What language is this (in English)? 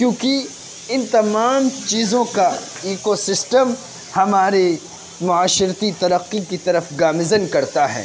Urdu